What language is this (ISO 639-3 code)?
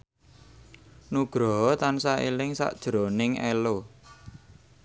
jav